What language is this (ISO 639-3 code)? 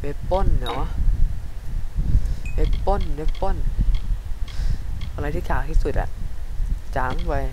tha